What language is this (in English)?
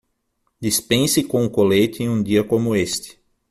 Portuguese